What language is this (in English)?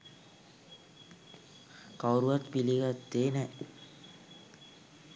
Sinhala